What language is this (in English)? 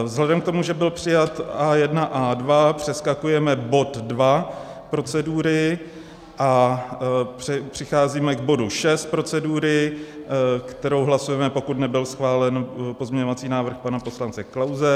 Czech